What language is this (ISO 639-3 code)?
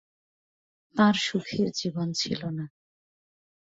ben